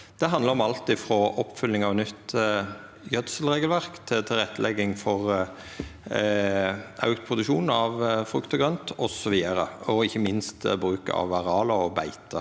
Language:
Norwegian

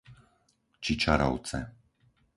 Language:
Slovak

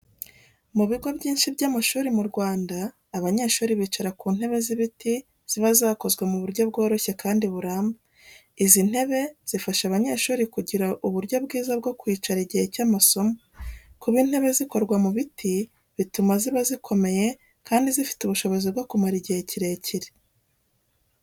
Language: Kinyarwanda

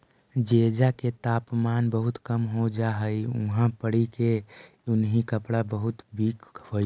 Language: Magahi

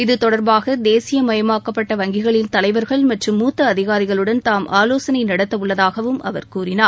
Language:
Tamil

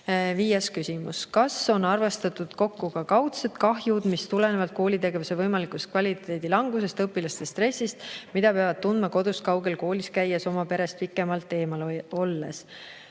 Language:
Estonian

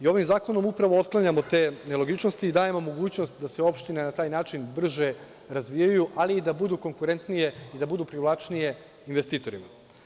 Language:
Serbian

